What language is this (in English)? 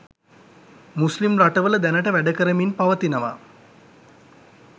Sinhala